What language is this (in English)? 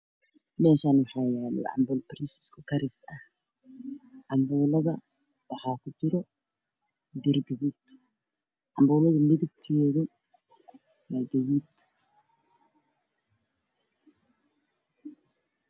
Somali